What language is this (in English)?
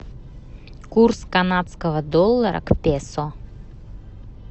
Russian